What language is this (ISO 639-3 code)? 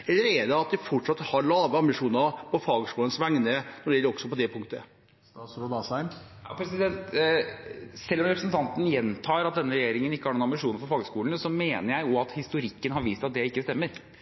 nob